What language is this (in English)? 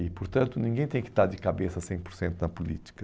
Portuguese